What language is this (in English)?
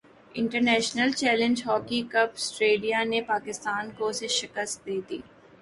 Urdu